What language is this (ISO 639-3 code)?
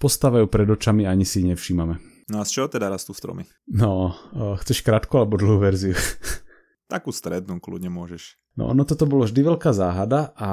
slk